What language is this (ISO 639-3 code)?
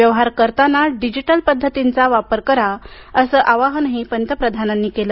mar